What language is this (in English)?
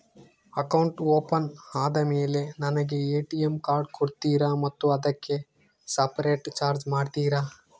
Kannada